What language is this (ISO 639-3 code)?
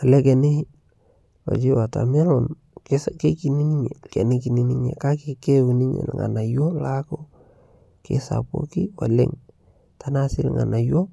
mas